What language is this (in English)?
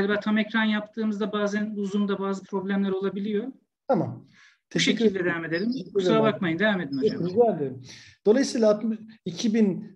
Turkish